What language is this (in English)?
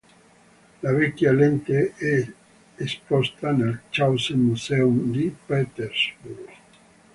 Italian